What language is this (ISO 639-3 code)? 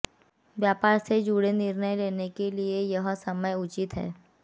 hin